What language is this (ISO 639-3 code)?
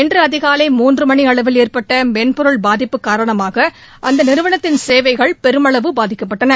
tam